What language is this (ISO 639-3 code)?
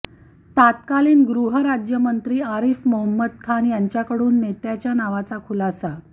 mar